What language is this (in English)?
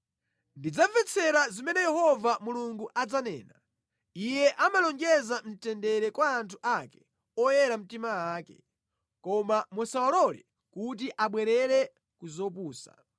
Nyanja